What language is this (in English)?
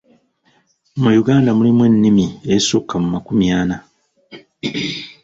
Ganda